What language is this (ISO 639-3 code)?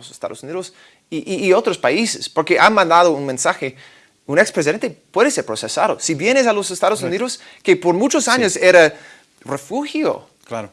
spa